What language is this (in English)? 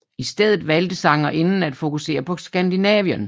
Danish